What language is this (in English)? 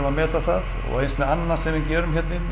Icelandic